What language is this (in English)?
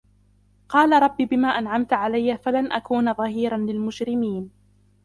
Arabic